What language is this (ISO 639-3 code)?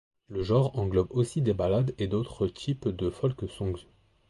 fra